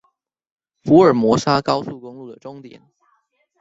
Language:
Chinese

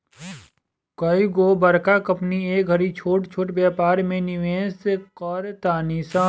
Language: Bhojpuri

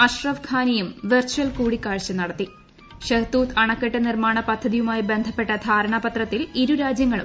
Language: Malayalam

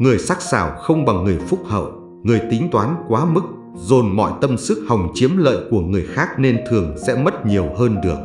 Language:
Vietnamese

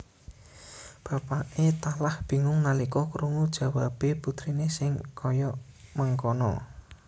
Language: Javanese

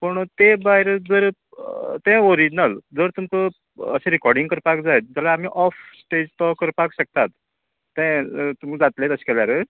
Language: Konkani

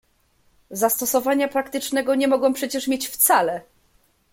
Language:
Polish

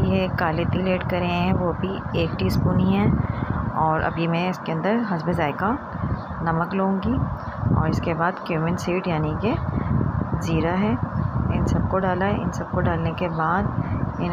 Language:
Hindi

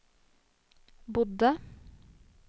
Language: Norwegian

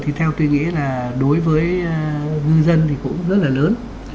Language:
Vietnamese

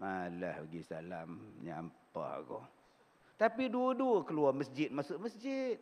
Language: Malay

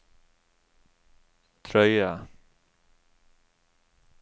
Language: Norwegian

